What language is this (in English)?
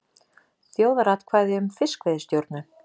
Icelandic